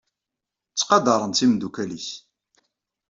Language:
Kabyle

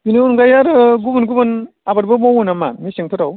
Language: Bodo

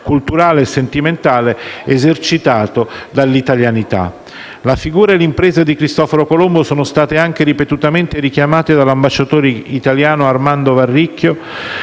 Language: Italian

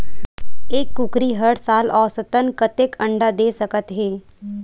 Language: Chhattisgarhi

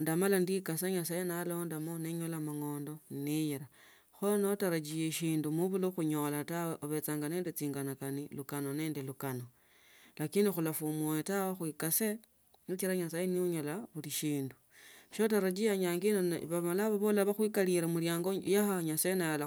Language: Tsotso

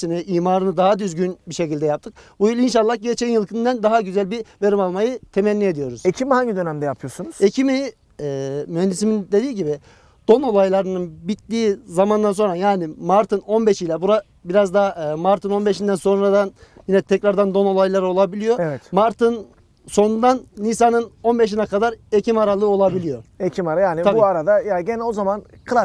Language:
Turkish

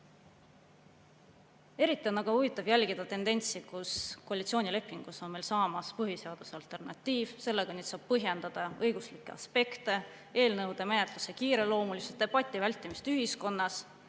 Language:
Estonian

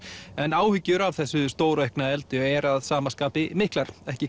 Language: Icelandic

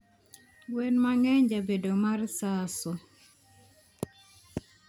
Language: Luo (Kenya and Tanzania)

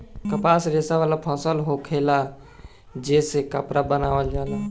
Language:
Bhojpuri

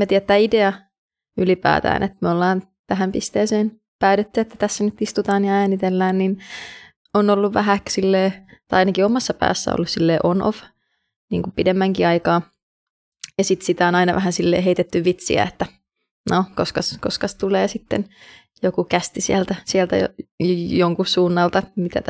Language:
Finnish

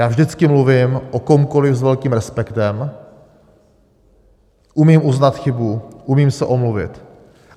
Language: Czech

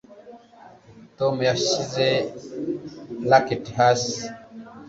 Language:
Kinyarwanda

